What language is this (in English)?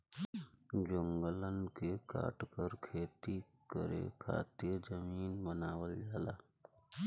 Bhojpuri